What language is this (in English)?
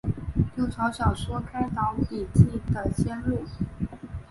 Chinese